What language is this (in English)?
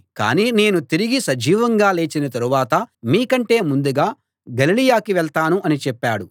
Telugu